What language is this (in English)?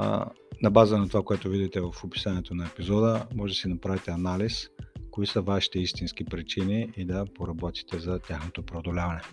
Bulgarian